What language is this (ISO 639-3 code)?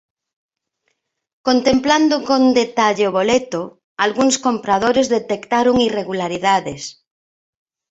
glg